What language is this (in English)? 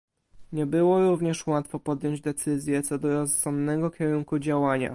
Polish